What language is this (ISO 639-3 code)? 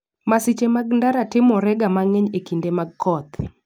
luo